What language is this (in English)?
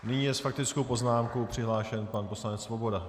Czech